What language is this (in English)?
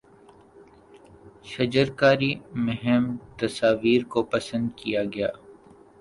Urdu